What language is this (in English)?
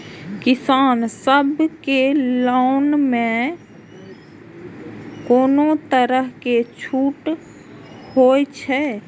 Maithili